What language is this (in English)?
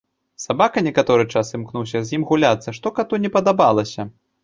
Belarusian